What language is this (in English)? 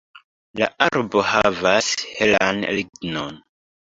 Esperanto